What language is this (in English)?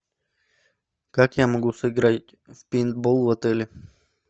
Russian